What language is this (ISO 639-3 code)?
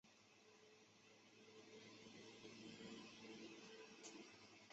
zho